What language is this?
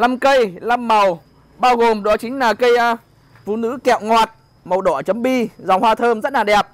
Vietnamese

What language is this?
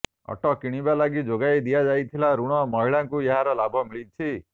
Odia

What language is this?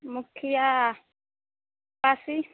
Maithili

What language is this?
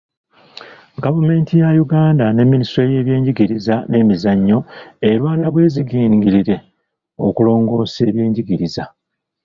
Ganda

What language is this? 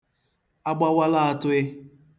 Igbo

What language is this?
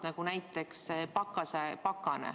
Estonian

